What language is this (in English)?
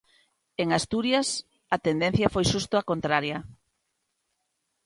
Galician